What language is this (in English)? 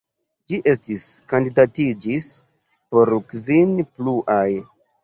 Esperanto